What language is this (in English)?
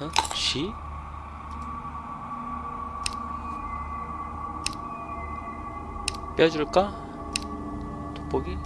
Korean